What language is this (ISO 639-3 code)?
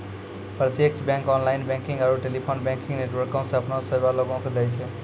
mai